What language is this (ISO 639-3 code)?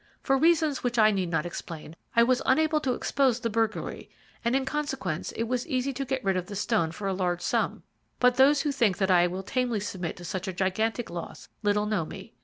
eng